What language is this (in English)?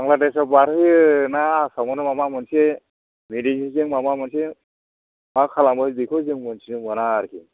Bodo